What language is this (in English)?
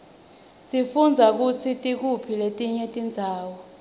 Swati